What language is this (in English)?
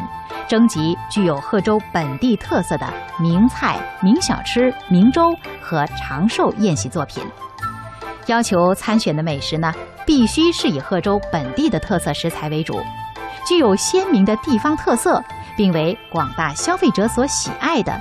Chinese